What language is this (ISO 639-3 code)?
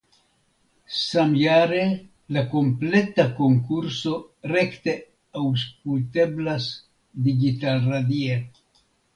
epo